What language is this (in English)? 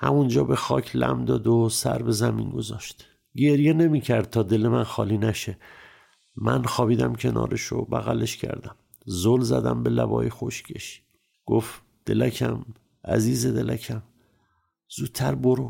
Persian